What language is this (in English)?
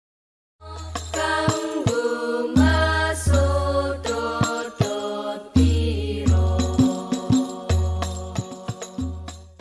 Indonesian